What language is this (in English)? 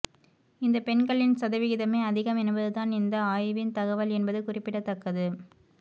Tamil